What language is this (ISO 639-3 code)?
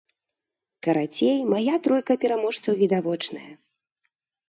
bel